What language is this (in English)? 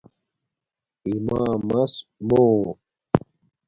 Domaaki